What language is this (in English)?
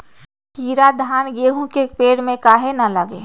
Magahi